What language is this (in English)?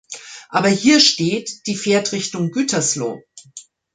German